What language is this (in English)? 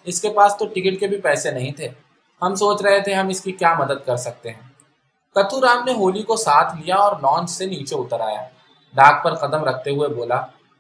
Urdu